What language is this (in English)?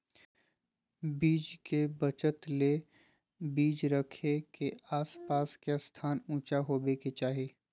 Magahi